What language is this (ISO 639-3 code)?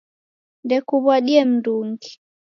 dav